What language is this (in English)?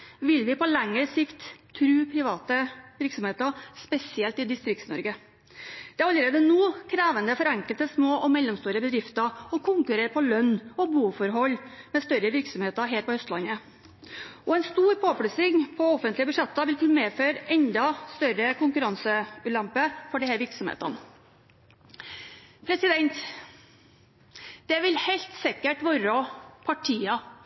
Norwegian Bokmål